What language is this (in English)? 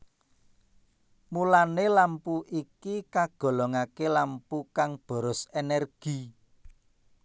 Javanese